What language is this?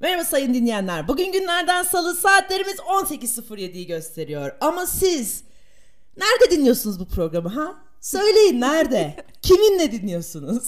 Turkish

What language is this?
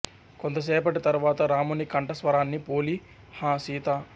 Telugu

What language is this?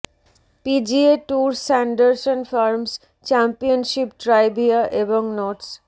Bangla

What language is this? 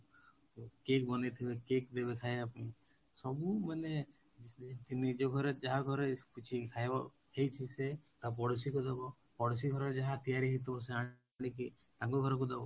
Odia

